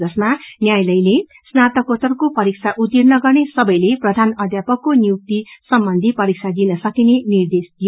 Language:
Nepali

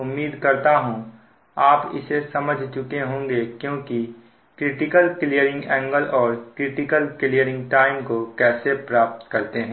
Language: Hindi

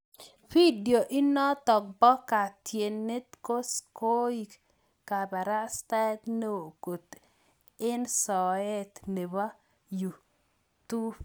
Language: Kalenjin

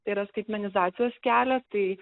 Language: Lithuanian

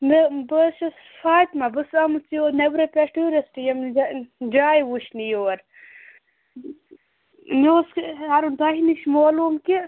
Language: Kashmiri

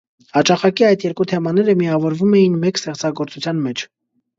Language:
Armenian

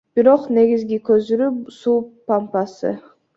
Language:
Kyrgyz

